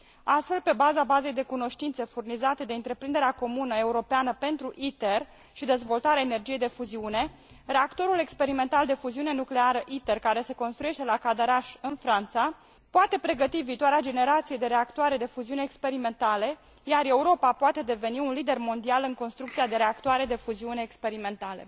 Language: Romanian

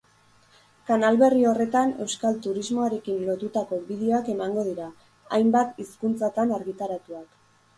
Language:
Basque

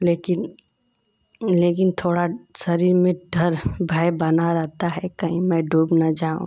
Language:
Hindi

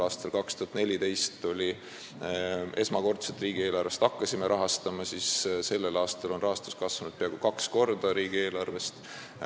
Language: Estonian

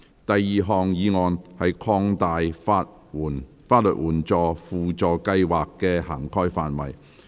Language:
Cantonese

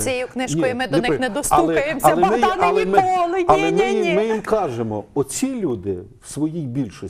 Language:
Ukrainian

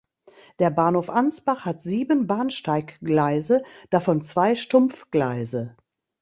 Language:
German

